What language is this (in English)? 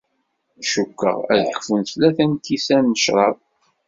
Kabyle